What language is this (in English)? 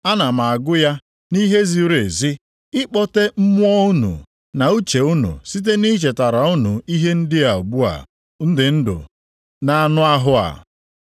Igbo